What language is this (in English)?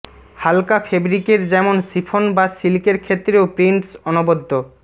Bangla